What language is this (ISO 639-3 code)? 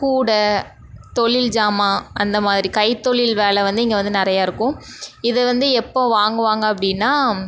tam